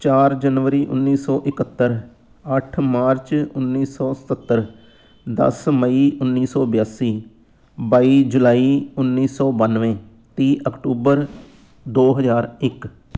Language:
Punjabi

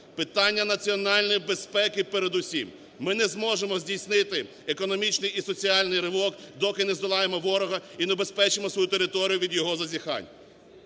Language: Ukrainian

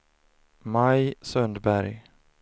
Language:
Swedish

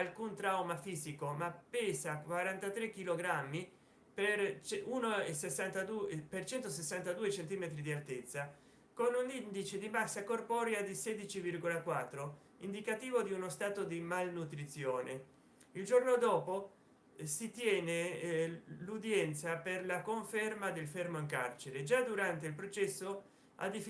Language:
Italian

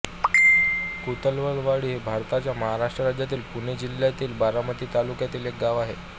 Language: Marathi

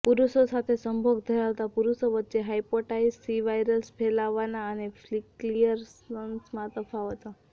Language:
Gujarati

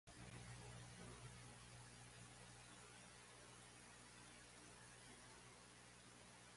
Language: Macedonian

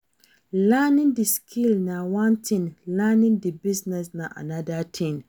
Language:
Nigerian Pidgin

